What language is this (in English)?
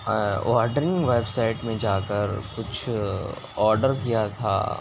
Urdu